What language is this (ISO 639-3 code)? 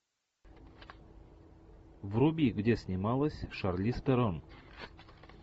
rus